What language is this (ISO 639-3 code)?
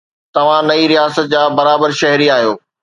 snd